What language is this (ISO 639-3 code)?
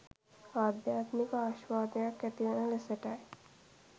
sin